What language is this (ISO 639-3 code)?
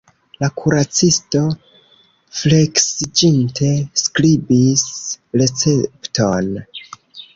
epo